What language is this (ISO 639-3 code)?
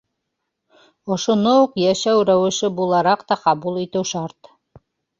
bak